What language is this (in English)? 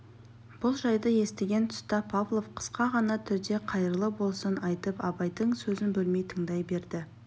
Kazakh